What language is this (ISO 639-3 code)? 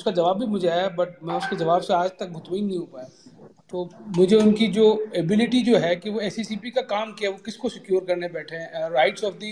urd